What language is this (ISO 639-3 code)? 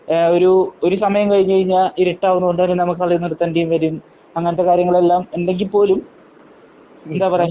mal